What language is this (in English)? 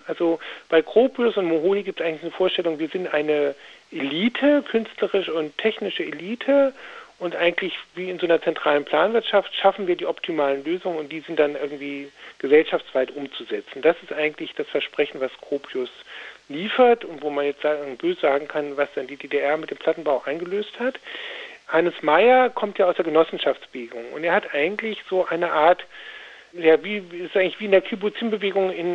German